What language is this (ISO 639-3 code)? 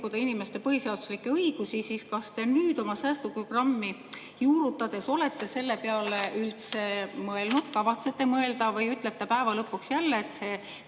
est